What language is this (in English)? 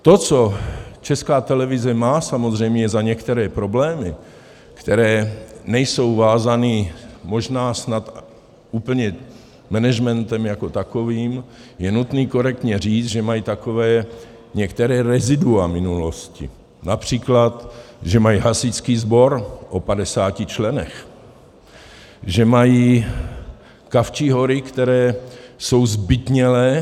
Czech